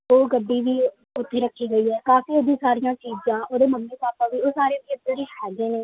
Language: Punjabi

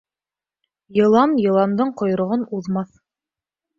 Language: Bashkir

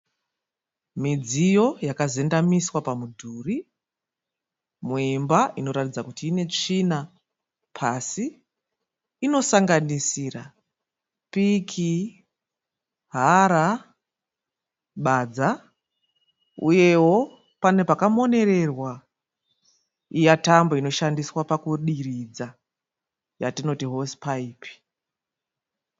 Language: Shona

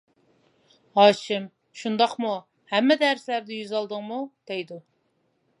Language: Uyghur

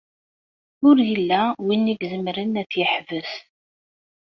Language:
Kabyle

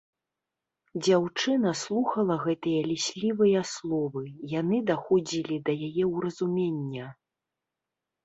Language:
Belarusian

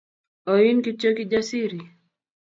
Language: Kalenjin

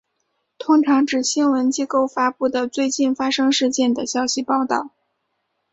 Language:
Chinese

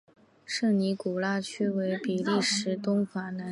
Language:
Chinese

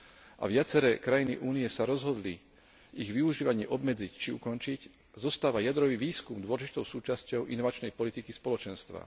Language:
Slovak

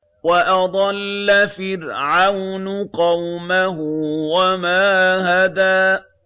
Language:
Arabic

